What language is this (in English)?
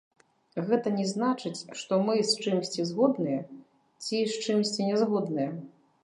Belarusian